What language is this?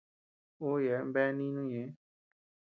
Tepeuxila Cuicatec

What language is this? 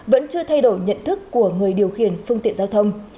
Vietnamese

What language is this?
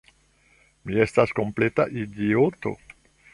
Esperanto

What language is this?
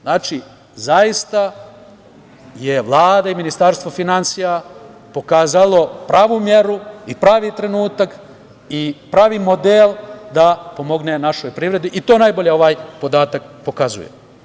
Serbian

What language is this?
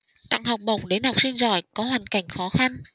Vietnamese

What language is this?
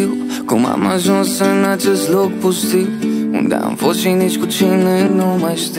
Romanian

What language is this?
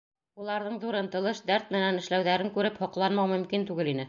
Bashkir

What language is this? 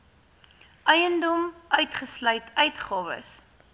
Afrikaans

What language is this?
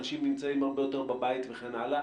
Hebrew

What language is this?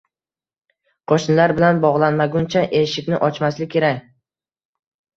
Uzbek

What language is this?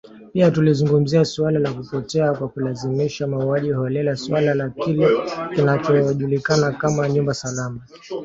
Swahili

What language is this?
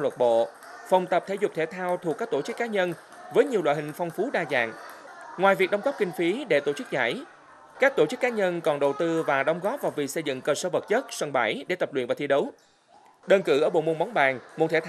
Vietnamese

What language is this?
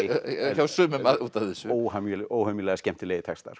Icelandic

